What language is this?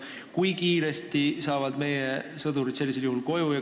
Estonian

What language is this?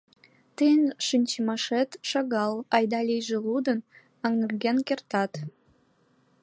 Mari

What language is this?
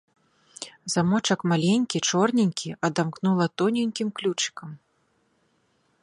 Belarusian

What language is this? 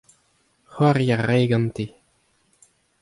Breton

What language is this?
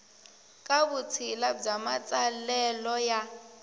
Tsonga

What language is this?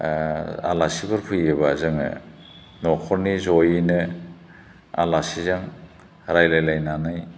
Bodo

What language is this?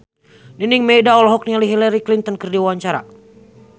Sundanese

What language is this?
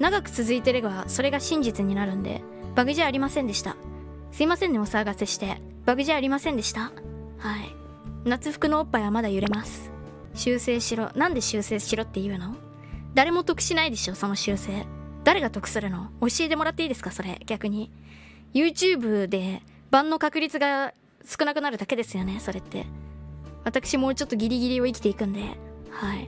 Japanese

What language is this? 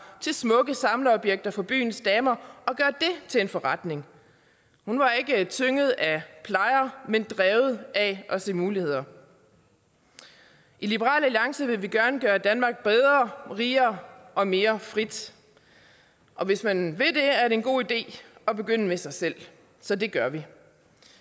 Danish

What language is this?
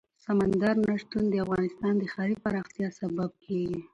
Pashto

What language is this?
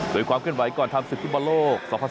Thai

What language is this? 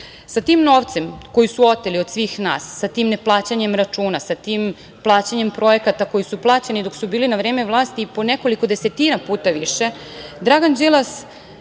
Serbian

